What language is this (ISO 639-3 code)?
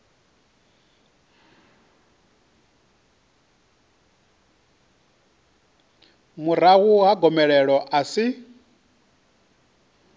ven